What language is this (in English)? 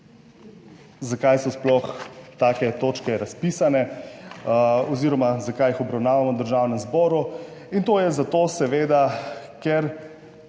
Slovenian